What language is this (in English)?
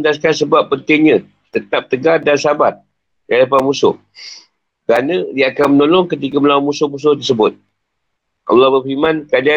Malay